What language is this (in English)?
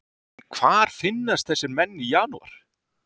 Icelandic